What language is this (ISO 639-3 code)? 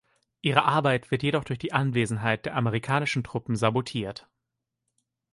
deu